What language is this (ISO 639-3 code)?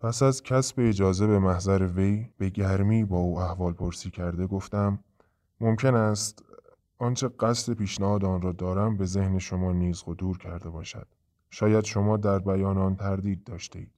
fas